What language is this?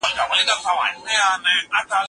Pashto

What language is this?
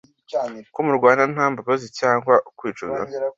Kinyarwanda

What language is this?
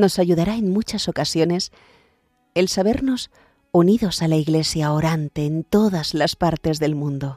Spanish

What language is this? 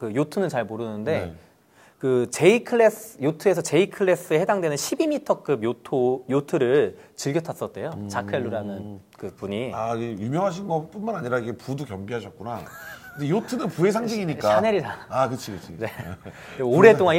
Korean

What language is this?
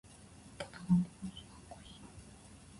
Japanese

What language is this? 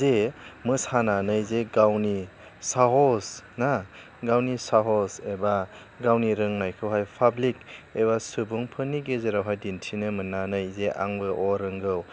Bodo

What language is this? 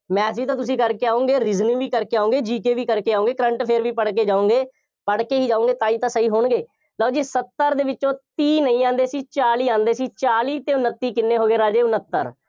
Punjabi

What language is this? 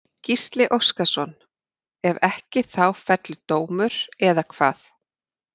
Icelandic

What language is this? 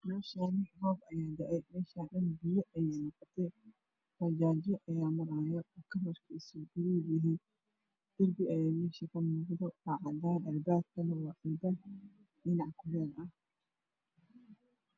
Somali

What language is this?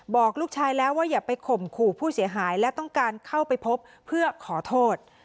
Thai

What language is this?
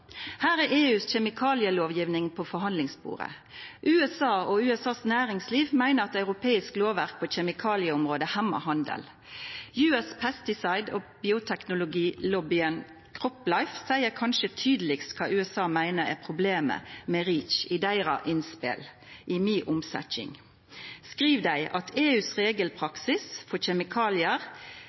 Norwegian Nynorsk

